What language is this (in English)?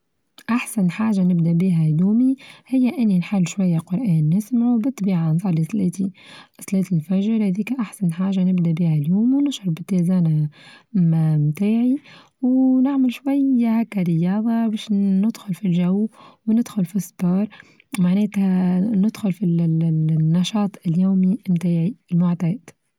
Tunisian Arabic